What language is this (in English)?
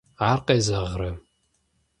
Kabardian